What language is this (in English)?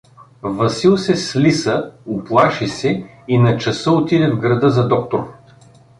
Bulgarian